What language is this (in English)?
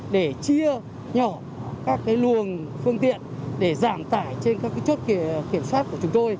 Vietnamese